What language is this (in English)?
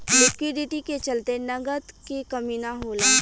Bhojpuri